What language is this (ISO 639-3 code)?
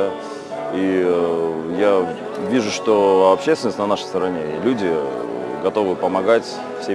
rus